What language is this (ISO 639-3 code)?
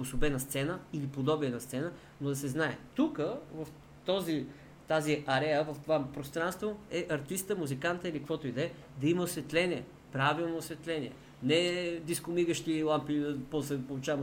bul